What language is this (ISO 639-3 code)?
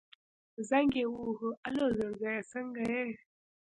pus